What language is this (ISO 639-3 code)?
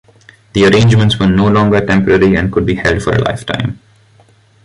eng